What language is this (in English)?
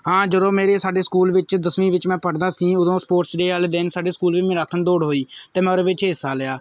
Punjabi